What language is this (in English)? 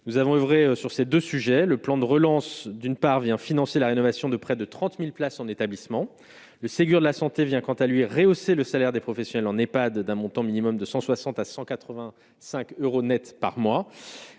French